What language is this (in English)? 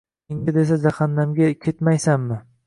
Uzbek